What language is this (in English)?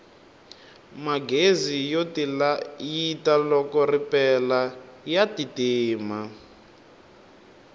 Tsonga